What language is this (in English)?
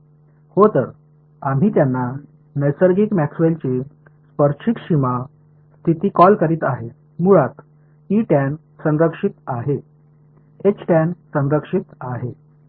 Marathi